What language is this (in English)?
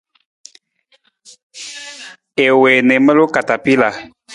Nawdm